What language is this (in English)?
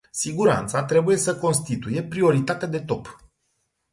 Romanian